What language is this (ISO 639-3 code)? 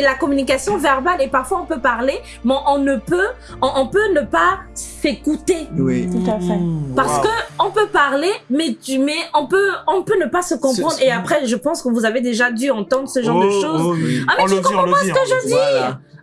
fra